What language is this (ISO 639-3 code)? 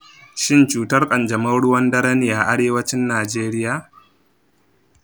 hau